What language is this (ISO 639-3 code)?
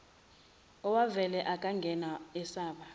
zul